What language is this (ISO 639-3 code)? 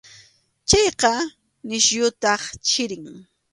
qxu